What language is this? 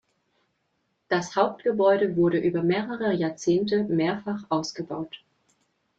German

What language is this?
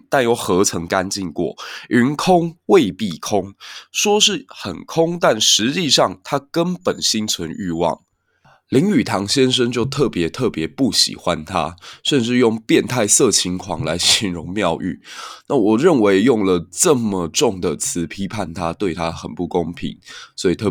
Chinese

